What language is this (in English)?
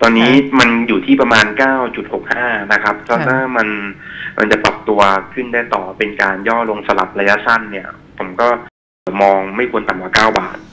Thai